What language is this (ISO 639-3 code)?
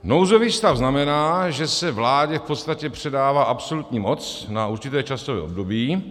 ces